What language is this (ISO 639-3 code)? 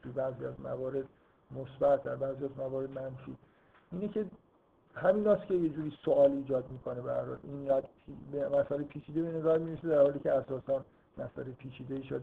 fas